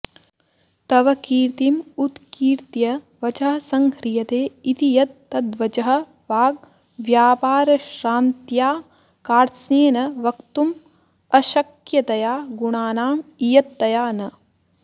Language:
Sanskrit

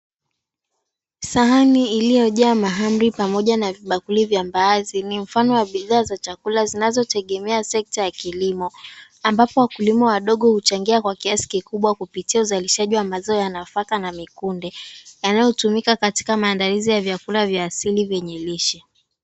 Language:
Swahili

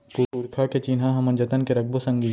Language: Chhattisgarhi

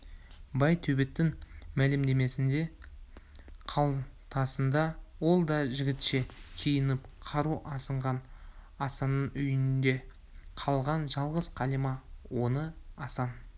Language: Kazakh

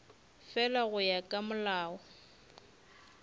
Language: Northern Sotho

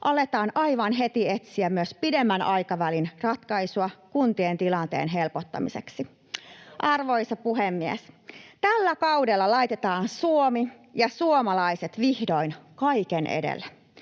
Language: Finnish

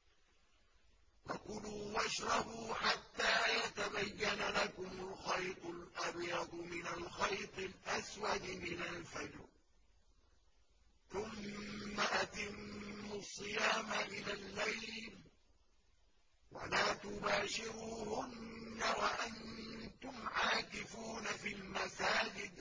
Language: Arabic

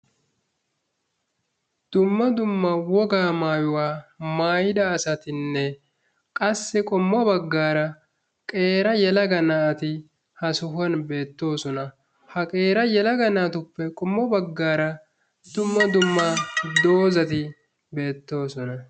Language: Wolaytta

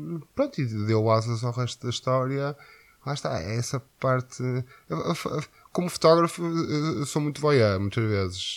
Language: Portuguese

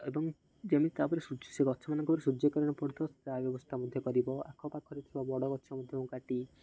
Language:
Odia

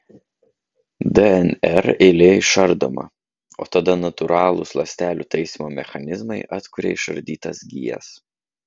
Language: Lithuanian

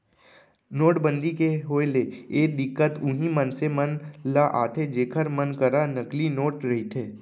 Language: Chhattisgarhi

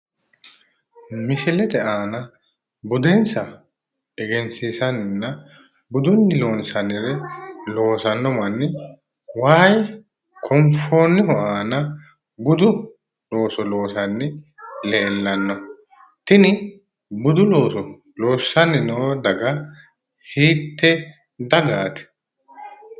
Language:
Sidamo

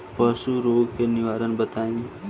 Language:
Bhojpuri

